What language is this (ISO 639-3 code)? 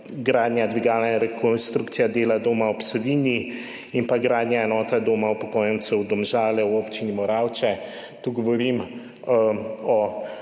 slv